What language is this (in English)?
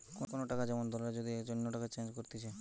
Bangla